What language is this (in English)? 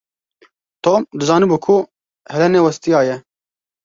Kurdish